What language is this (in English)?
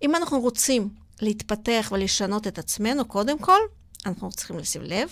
Hebrew